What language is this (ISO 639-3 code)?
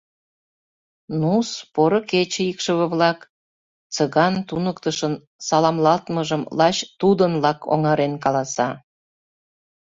chm